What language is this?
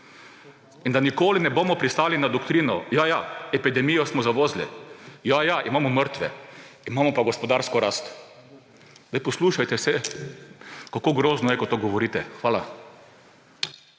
Slovenian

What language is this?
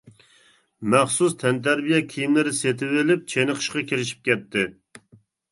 Uyghur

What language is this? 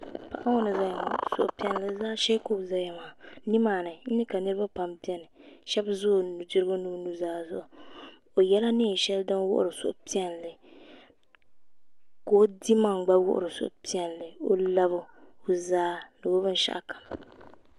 Dagbani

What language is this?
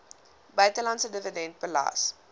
Afrikaans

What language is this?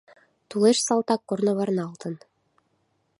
Mari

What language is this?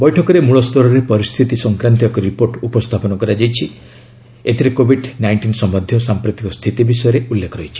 Odia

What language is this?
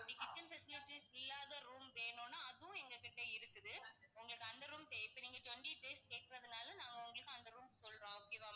Tamil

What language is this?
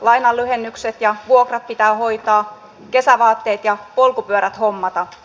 Finnish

